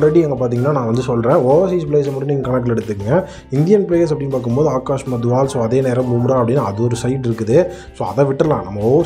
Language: Arabic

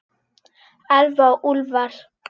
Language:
Icelandic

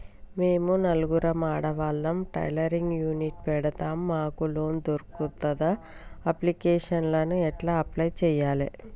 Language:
Telugu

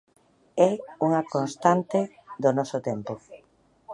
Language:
Galician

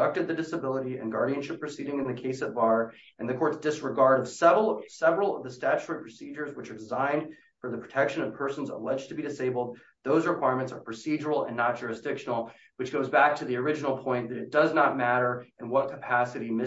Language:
English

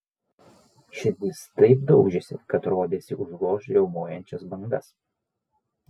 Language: Lithuanian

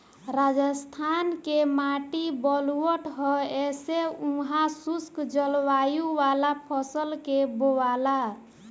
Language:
Bhojpuri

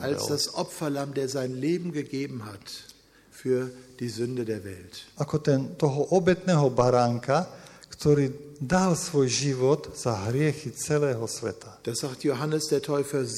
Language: Slovak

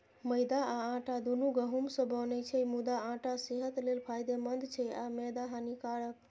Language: Maithili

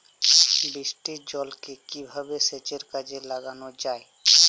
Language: Bangla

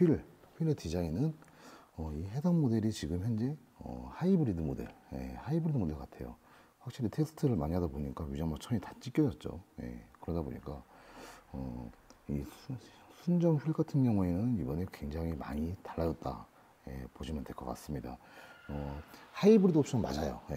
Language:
Korean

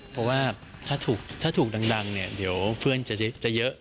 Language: Thai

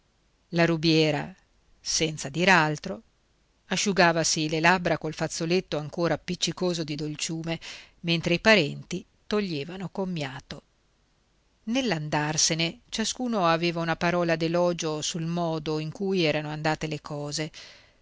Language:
Italian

